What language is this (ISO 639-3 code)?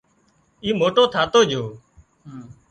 kxp